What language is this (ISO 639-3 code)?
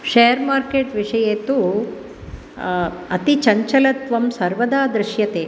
san